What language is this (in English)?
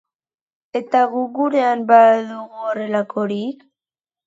Basque